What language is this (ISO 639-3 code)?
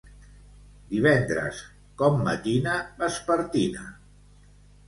cat